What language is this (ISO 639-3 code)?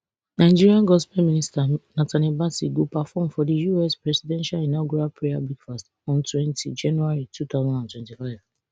pcm